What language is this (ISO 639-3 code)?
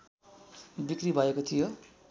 nep